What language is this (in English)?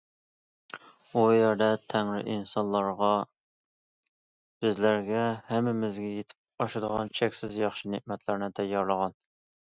Uyghur